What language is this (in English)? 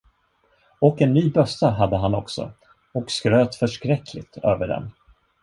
Swedish